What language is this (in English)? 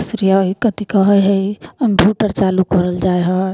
Maithili